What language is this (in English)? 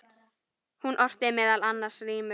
Icelandic